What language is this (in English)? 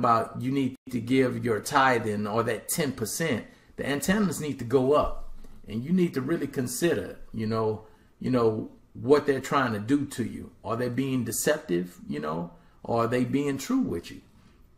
English